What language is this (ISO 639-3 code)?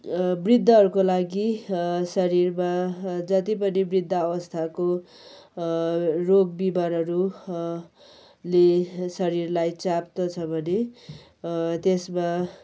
nep